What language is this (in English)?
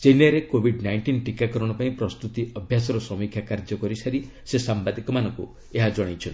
Odia